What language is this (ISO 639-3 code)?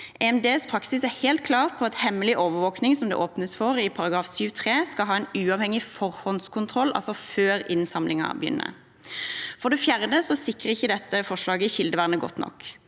nor